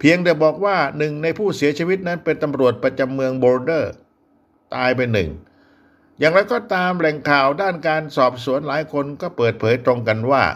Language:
Thai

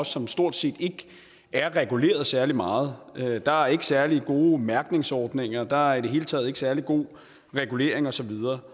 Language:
Danish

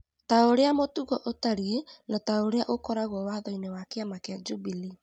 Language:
Kikuyu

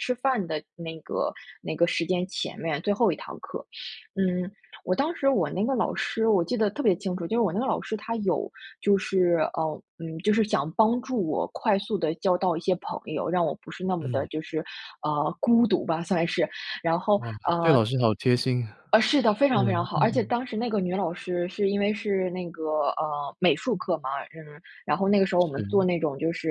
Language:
Chinese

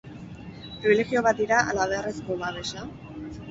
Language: Basque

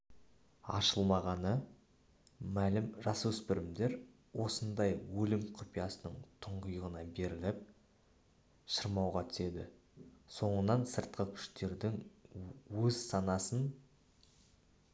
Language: Kazakh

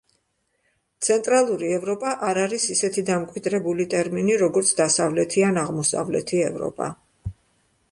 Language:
Georgian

